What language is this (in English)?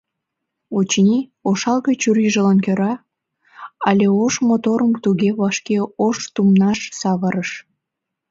Mari